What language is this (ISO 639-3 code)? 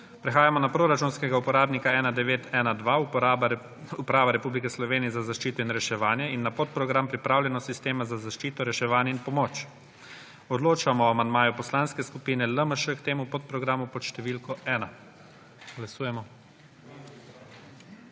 slv